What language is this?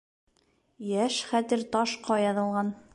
Bashkir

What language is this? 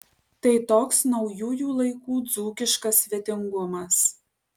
Lithuanian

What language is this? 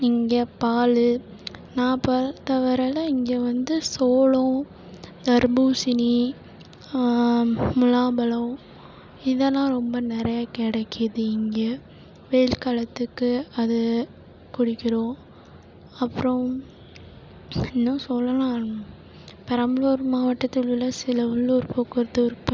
Tamil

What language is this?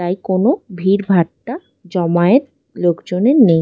Bangla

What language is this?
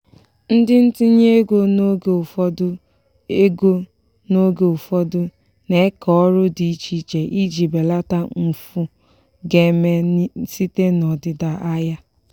Igbo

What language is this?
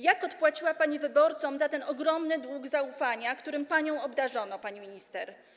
Polish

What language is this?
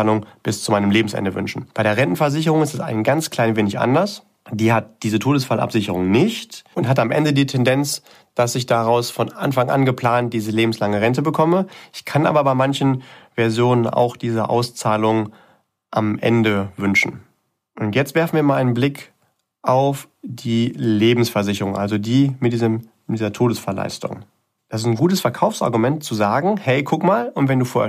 German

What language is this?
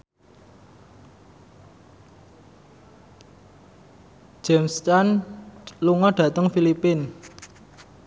Javanese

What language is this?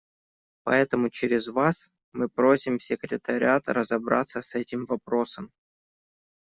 Russian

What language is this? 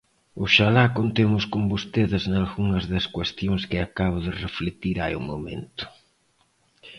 Galician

